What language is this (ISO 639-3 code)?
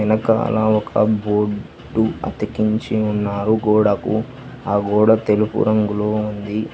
tel